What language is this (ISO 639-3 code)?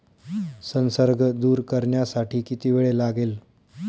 mar